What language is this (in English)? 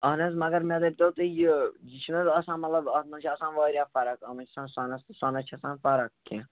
Kashmiri